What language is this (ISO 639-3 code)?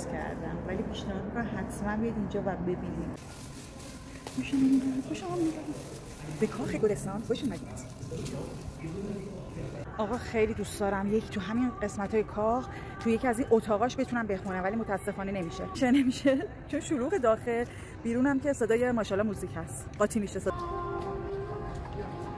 fas